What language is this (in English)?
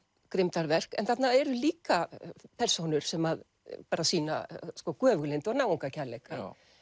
Icelandic